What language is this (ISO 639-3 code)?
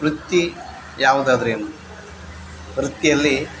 kan